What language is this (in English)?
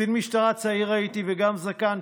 Hebrew